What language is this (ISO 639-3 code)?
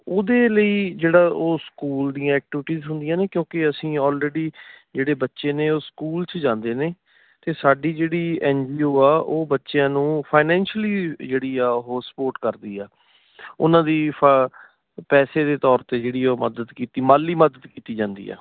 pan